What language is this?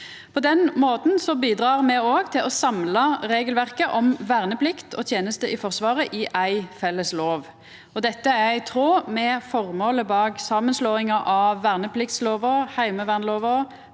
Norwegian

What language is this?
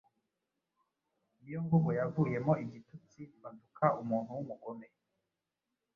Kinyarwanda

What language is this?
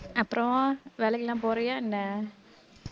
Tamil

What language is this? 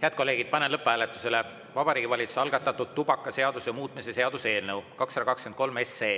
Estonian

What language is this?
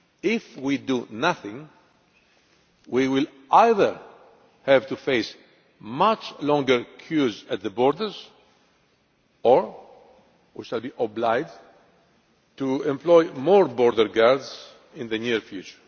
English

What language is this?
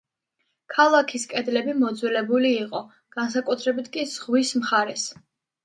Georgian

